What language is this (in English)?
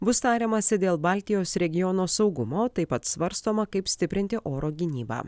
Lithuanian